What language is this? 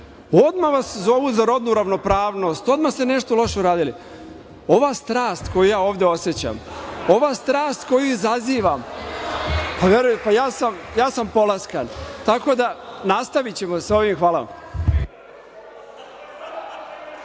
Serbian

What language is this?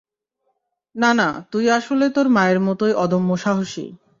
Bangla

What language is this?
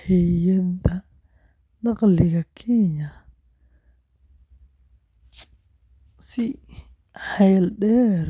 Somali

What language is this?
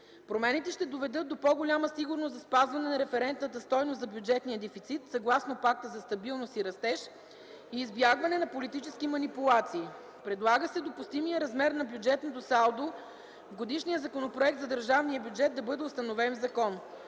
Bulgarian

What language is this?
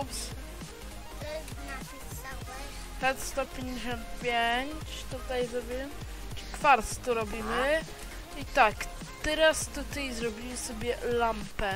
Polish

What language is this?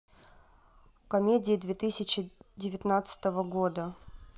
Russian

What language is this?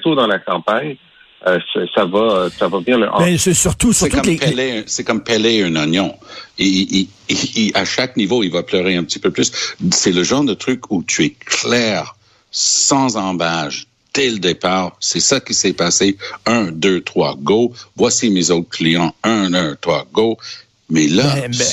French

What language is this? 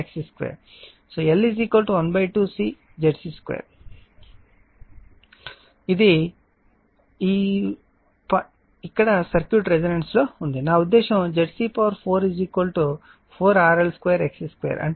Telugu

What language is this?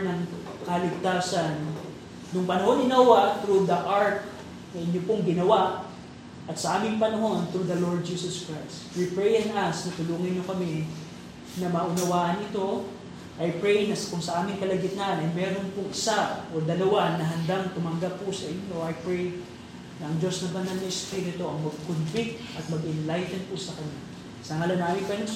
Filipino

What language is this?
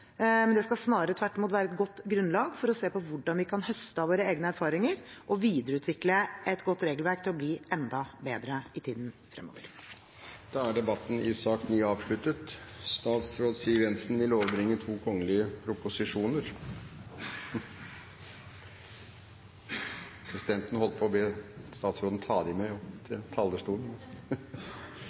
Norwegian Bokmål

